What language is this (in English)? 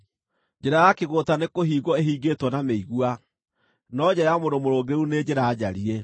Kikuyu